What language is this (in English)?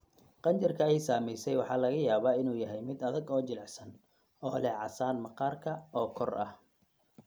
Somali